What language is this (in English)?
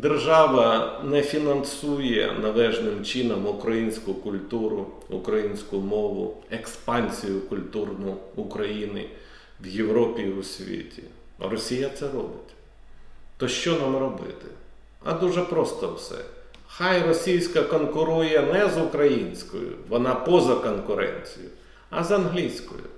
Ukrainian